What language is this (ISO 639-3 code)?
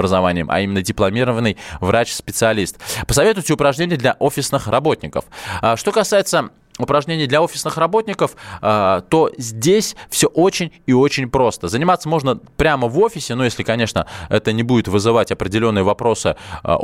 rus